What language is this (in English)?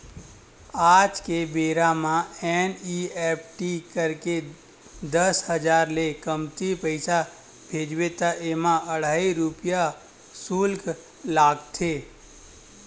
Chhattisgarhi